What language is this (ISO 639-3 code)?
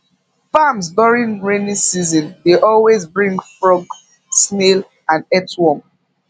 pcm